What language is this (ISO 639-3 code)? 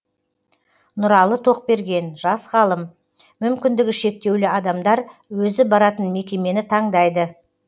kaz